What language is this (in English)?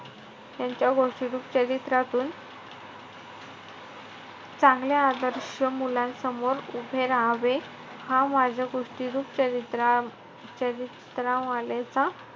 Marathi